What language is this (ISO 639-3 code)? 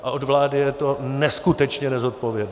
ces